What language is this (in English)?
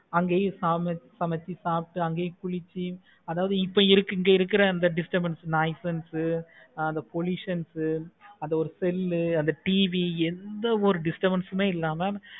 Tamil